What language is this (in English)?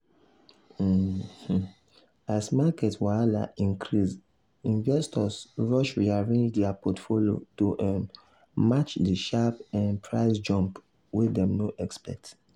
Nigerian Pidgin